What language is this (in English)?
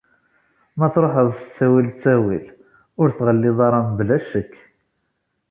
Kabyle